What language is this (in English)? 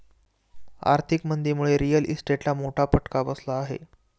Marathi